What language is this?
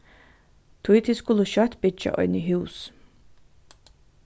Faroese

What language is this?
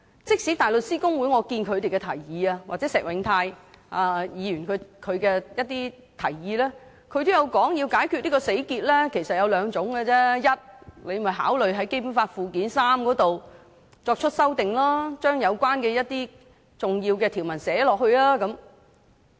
Cantonese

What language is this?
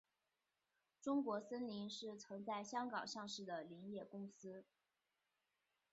Chinese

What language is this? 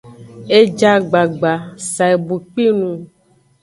Aja (Benin)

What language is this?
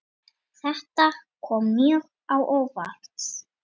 Icelandic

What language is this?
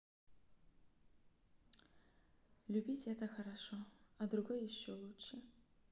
Russian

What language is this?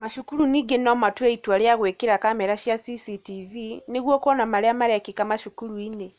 Kikuyu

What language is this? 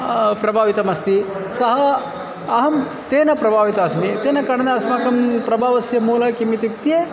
Sanskrit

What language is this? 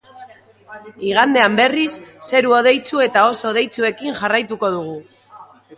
Basque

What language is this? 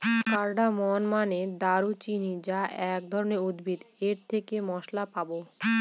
Bangla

